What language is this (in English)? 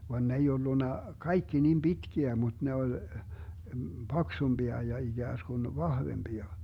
Finnish